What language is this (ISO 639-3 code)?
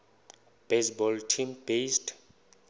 xho